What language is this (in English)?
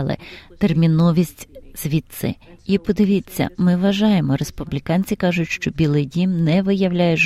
Ukrainian